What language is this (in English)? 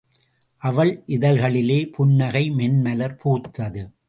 Tamil